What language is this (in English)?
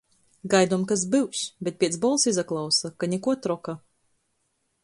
Latgalian